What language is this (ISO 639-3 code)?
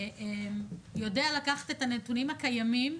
heb